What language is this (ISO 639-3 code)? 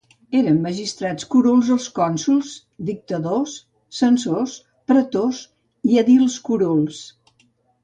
cat